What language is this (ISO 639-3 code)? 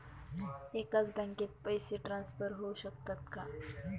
mar